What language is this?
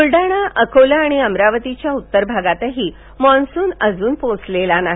Marathi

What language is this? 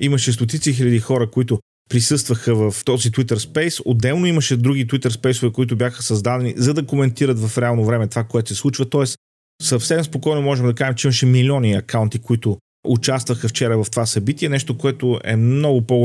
Bulgarian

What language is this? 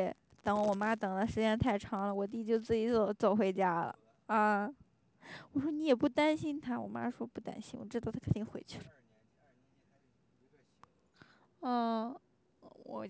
Chinese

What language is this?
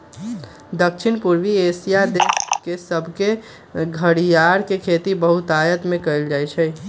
Magahi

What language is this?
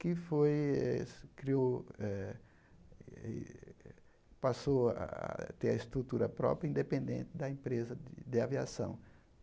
Portuguese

